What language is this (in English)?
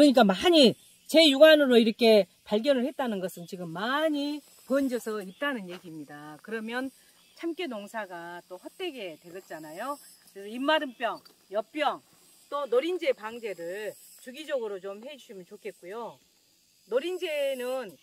Korean